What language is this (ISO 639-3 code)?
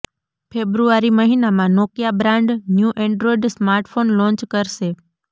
guj